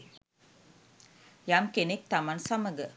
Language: Sinhala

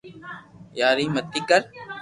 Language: Loarki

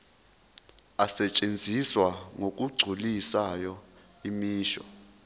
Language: Zulu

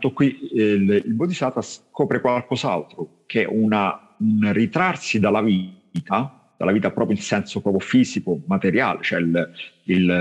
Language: Italian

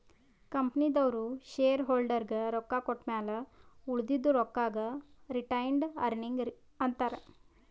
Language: Kannada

